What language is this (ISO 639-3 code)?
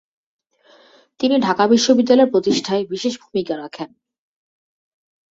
ben